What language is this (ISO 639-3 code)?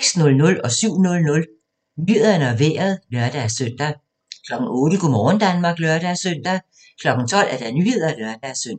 dan